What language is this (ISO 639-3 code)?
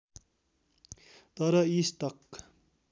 nep